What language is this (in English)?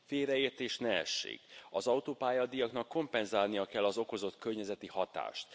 Hungarian